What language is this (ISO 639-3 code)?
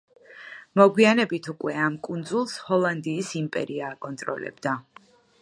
kat